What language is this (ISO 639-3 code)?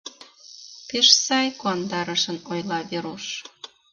chm